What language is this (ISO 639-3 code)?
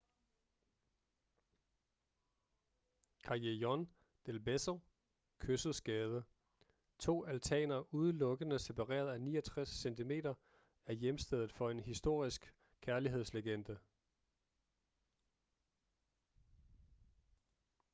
dan